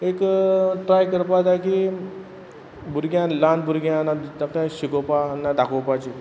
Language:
Konkani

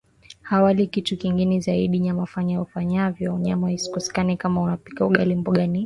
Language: Swahili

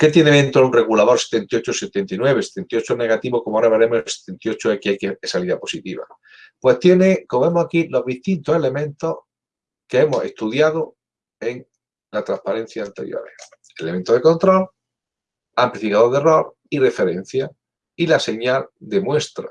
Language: Spanish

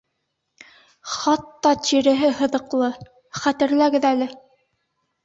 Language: Bashkir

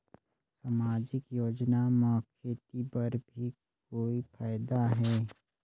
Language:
Chhattisgarhi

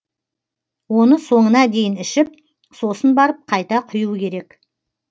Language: Kazakh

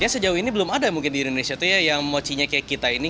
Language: Indonesian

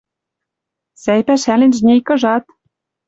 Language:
Western Mari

